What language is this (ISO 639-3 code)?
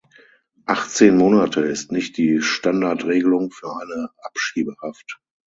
deu